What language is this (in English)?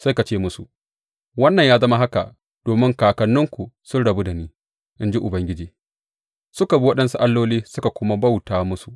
Hausa